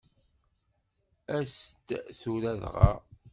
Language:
Kabyle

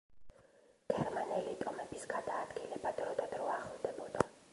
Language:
Georgian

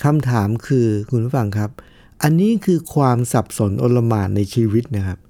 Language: Thai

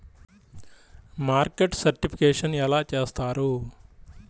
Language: Telugu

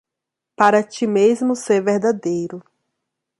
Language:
Portuguese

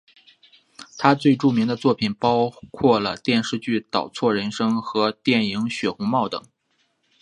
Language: Chinese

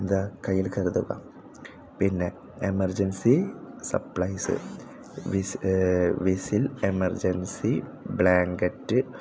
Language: Malayalam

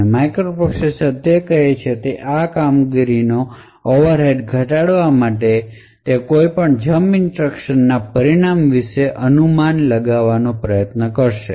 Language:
Gujarati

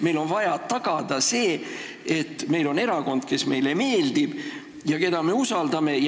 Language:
Estonian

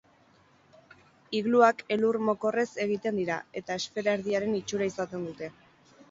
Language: Basque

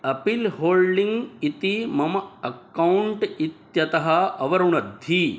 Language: Sanskrit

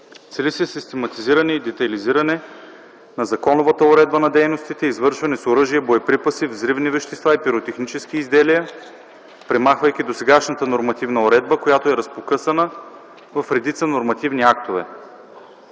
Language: Bulgarian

